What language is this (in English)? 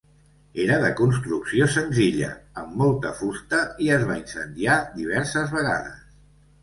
Catalan